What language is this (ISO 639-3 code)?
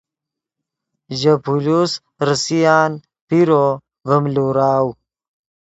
ydg